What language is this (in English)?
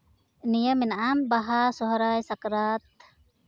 Santali